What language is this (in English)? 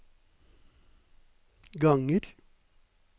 Norwegian